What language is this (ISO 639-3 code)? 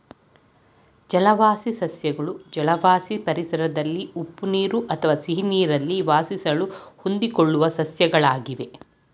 kan